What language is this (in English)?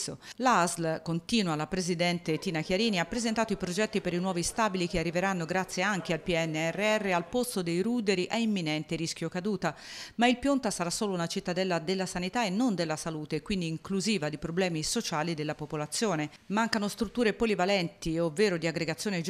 Italian